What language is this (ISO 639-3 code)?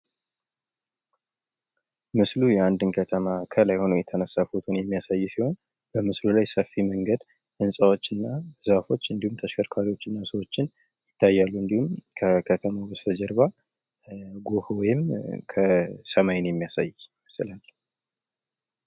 amh